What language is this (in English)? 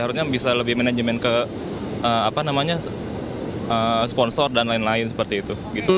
Indonesian